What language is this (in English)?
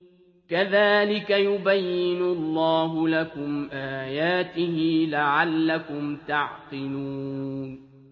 Arabic